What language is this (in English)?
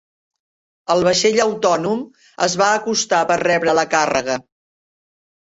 Catalan